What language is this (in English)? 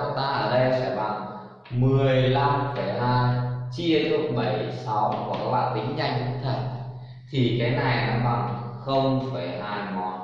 Vietnamese